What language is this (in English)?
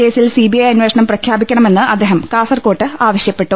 Malayalam